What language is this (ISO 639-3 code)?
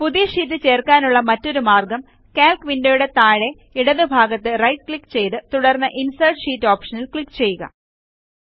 mal